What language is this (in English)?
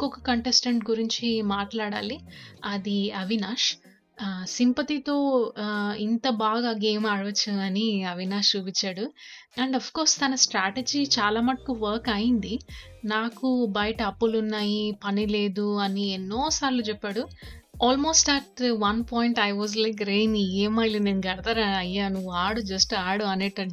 Telugu